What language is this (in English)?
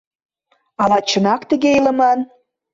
Mari